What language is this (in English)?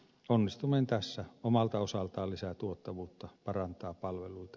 Finnish